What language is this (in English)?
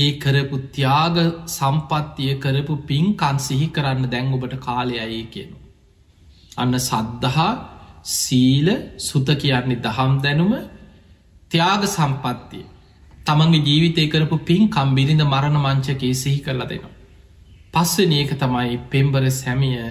Turkish